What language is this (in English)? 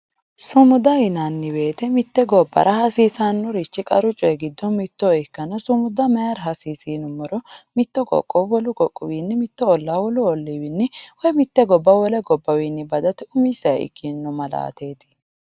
Sidamo